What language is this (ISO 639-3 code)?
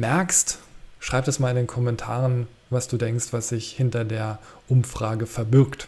deu